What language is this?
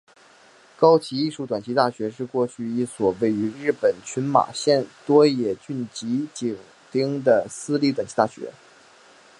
Chinese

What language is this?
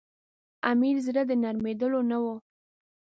Pashto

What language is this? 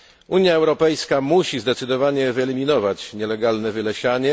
Polish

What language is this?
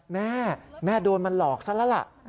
Thai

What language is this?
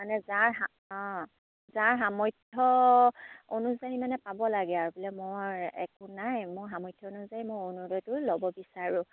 Assamese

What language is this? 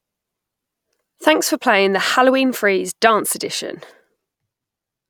English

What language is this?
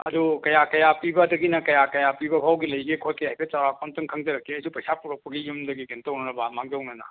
Manipuri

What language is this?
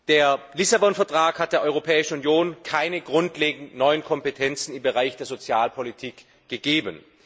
German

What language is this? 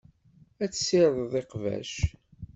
Kabyle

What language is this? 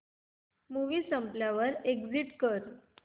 Marathi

